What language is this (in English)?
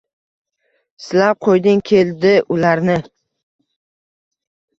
Uzbek